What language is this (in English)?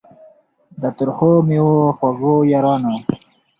Pashto